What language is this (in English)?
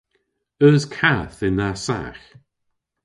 Cornish